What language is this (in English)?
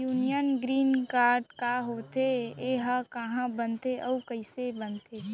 Chhattisgarhi